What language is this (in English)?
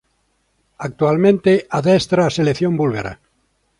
Galician